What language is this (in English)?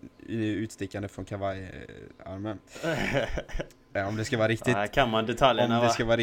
Swedish